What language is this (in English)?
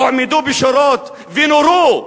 Hebrew